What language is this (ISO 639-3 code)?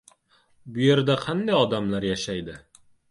uzb